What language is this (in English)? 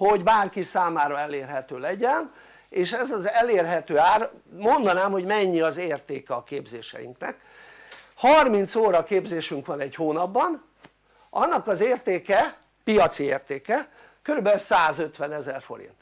Hungarian